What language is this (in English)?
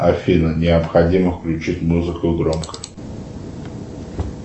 Russian